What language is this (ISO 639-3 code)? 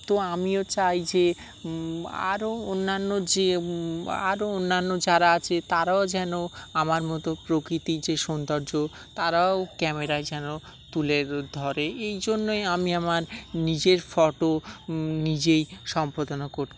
ben